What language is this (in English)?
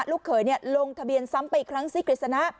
Thai